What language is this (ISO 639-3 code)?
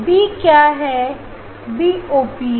hin